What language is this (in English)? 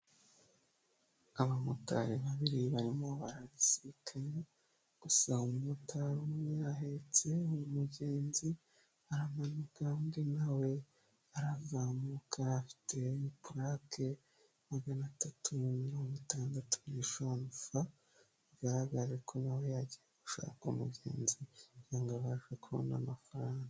Kinyarwanda